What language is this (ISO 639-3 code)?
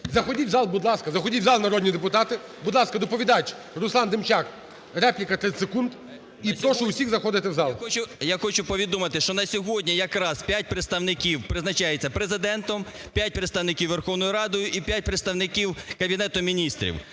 ukr